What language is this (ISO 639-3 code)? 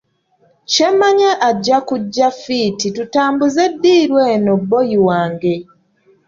lug